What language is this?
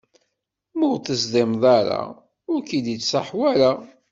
Kabyle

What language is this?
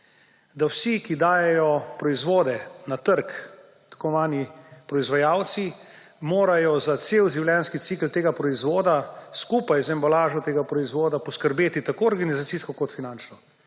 Slovenian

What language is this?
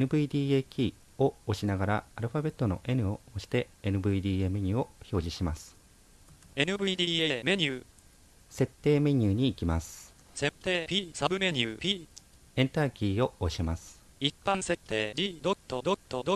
Japanese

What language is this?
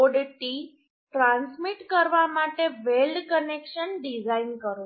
Gujarati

